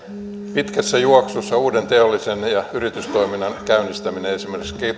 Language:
Finnish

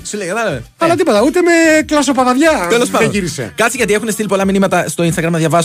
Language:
Greek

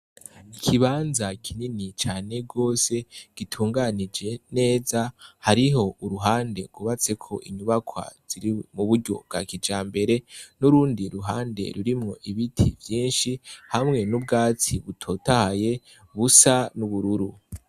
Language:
Rundi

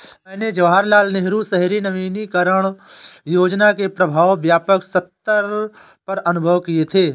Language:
Hindi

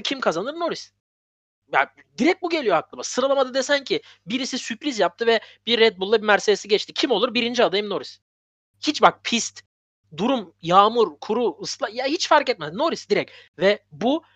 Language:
Turkish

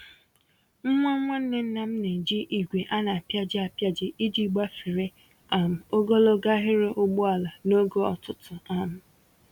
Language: Igbo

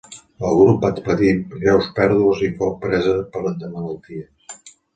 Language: Catalan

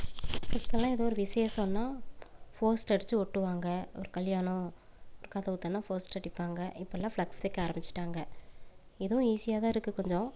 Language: Tamil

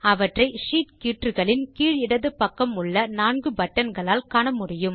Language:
Tamil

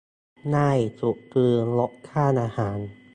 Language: Thai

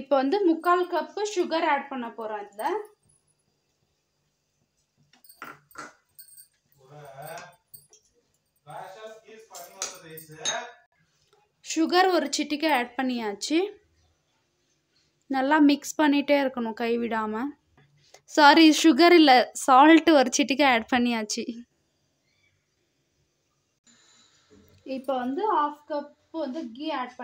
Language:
Turkish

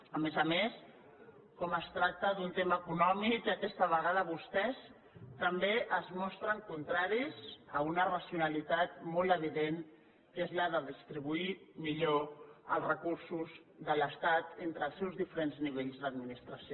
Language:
Catalan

